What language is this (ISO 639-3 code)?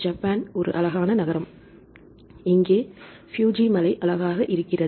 tam